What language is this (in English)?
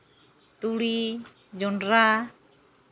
Santali